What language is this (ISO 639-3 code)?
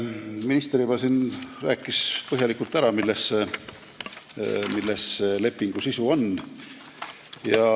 est